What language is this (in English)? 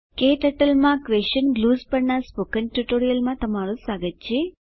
Gujarati